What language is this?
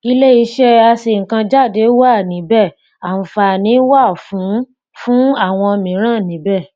Yoruba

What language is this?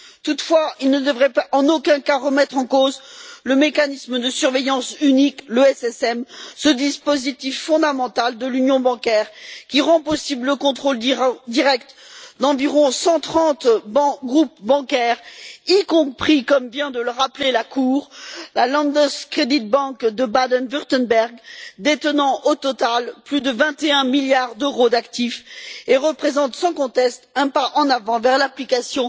French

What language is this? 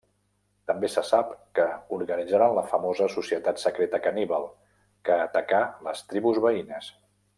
Catalan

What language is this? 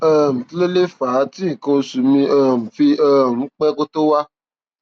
Yoruba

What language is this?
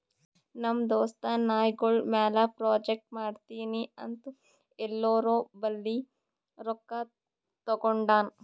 Kannada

